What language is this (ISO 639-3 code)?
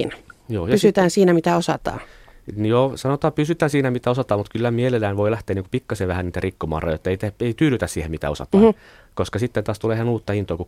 fin